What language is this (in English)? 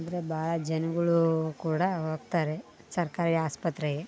Kannada